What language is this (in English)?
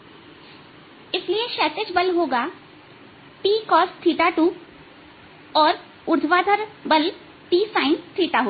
Hindi